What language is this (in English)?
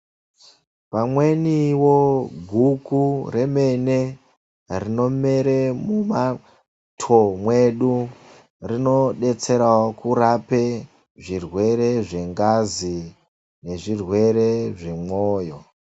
Ndau